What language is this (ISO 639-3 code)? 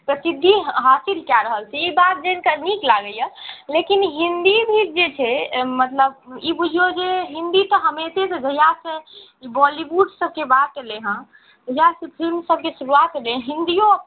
mai